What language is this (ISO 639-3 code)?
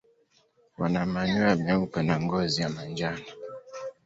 swa